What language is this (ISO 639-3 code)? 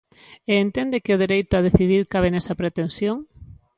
glg